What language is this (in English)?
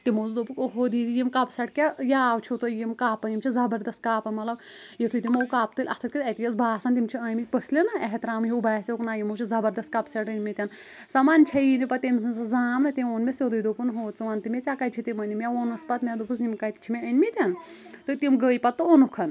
Kashmiri